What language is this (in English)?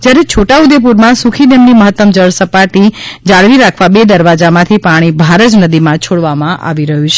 Gujarati